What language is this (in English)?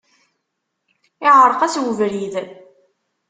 Kabyle